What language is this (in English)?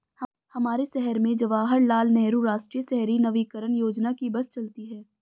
Hindi